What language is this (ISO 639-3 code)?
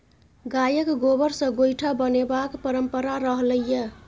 mai